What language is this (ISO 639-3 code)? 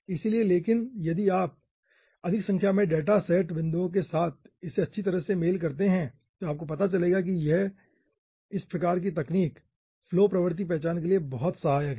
hin